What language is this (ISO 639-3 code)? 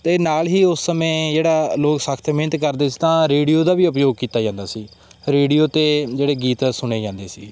pan